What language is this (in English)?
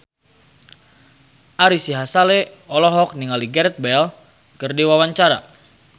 Sundanese